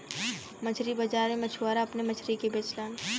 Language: Bhojpuri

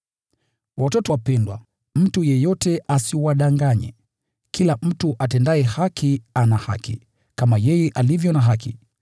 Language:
Swahili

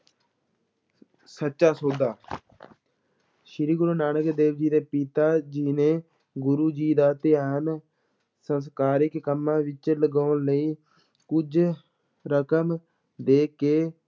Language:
Punjabi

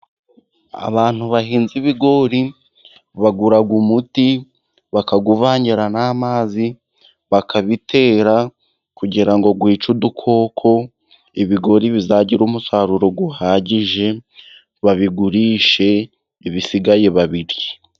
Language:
Kinyarwanda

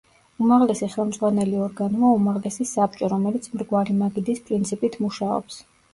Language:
Georgian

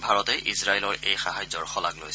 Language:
Assamese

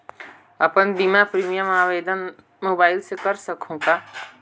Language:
Chhattisgarhi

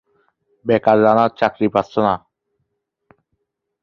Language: Bangla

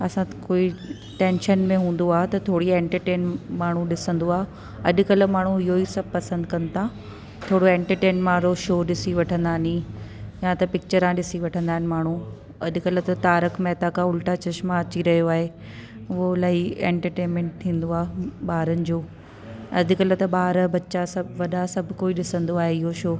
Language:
Sindhi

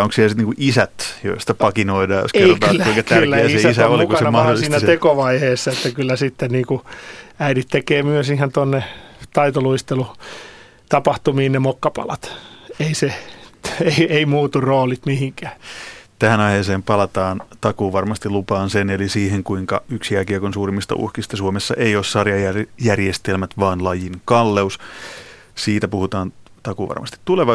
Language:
Finnish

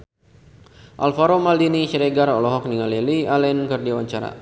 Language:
Sundanese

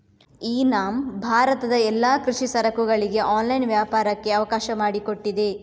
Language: Kannada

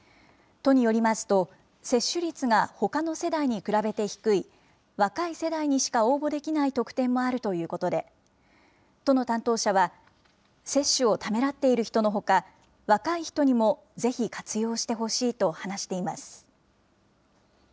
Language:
Japanese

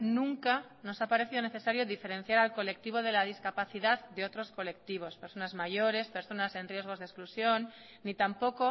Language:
Spanish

